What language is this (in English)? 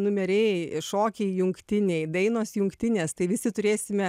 Lithuanian